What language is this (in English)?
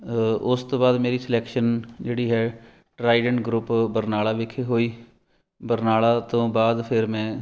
Punjabi